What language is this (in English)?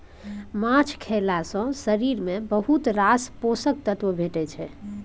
Maithili